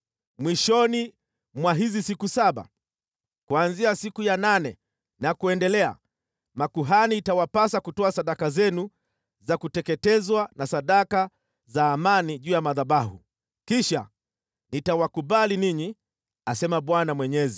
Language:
Swahili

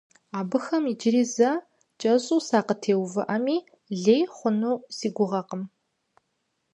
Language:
Kabardian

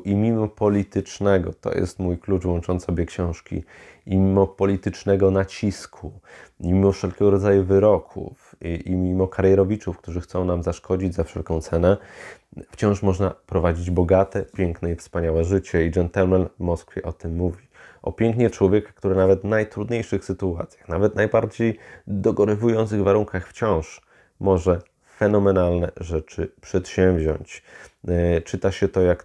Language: Polish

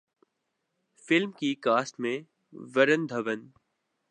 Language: Urdu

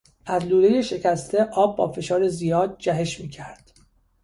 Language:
Persian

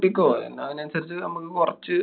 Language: Malayalam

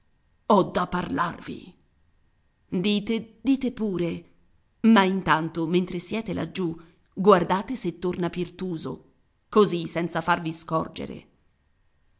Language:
Italian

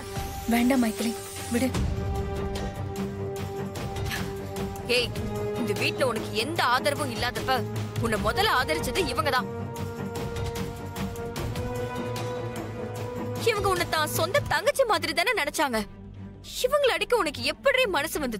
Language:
Tamil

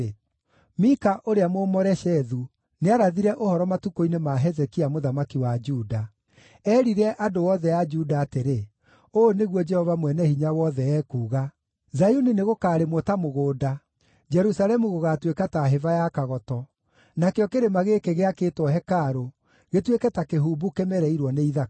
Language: Kikuyu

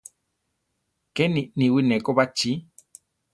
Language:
Central Tarahumara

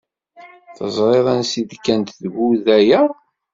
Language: Kabyle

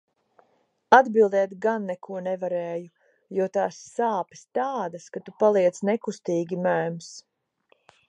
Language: Latvian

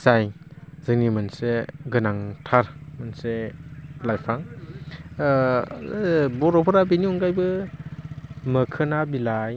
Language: Bodo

